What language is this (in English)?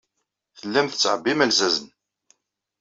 Kabyle